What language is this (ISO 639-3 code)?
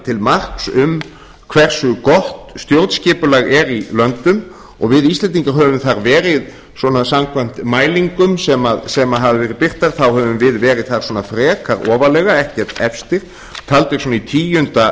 isl